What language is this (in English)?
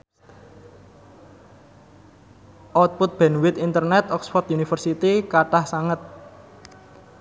Javanese